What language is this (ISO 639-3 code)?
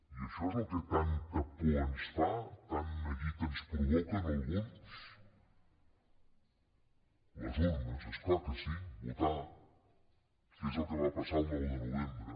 cat